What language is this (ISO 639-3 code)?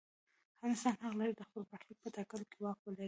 pus